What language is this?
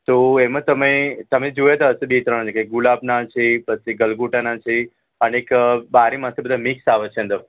Gujarati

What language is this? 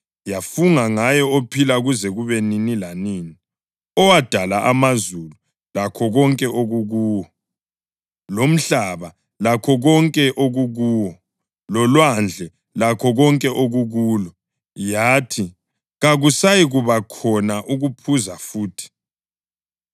North Ndebele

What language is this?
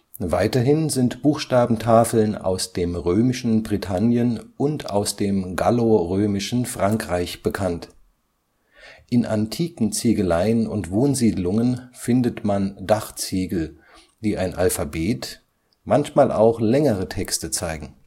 German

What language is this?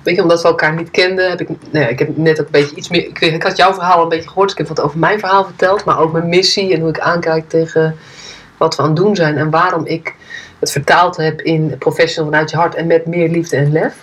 Dutch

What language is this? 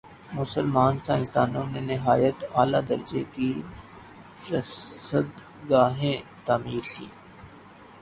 Urdu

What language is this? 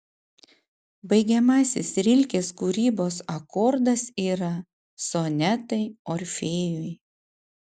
Lithuanian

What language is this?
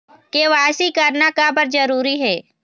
Chhattisgarhi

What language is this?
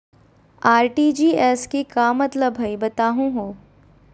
Magahi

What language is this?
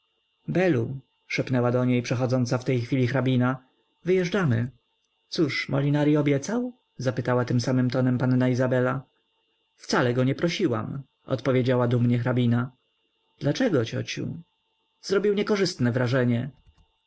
Polish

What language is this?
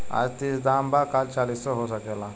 Bhojpuri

